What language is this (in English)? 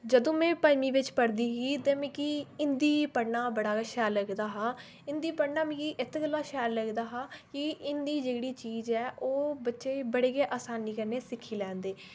Dogri